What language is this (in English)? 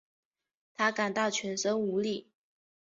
Chinese